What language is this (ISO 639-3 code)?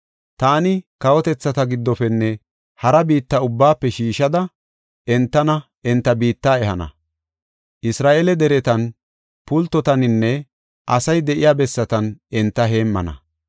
gof